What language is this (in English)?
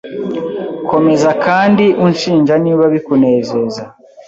Kinyarwanda